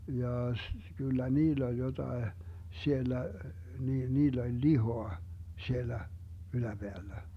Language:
Finnish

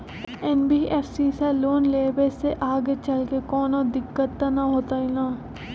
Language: Magahi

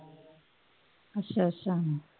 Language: Punjabi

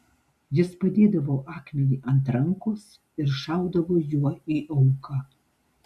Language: Lithuanian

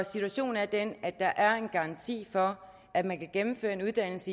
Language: Danish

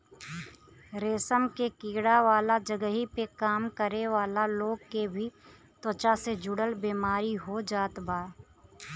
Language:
Bhojpuri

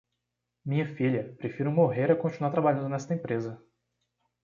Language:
Portuguese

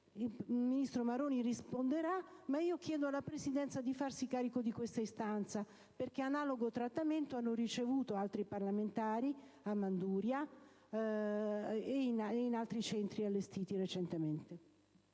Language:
Italian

